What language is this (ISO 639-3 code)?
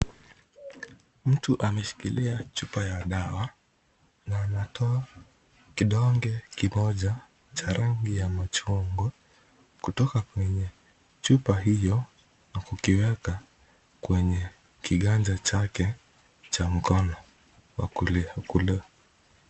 swa